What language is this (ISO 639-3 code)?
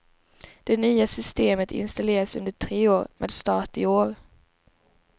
swe